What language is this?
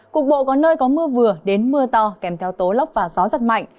Vietnamese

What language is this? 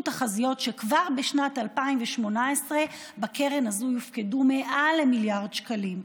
Hebrew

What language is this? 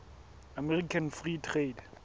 Southern Sotho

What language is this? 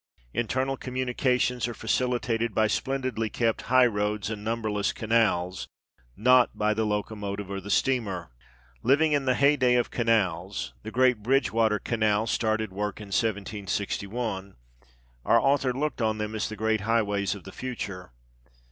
English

